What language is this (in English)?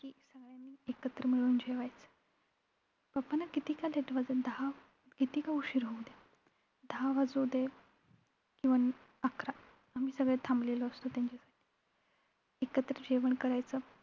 Marathi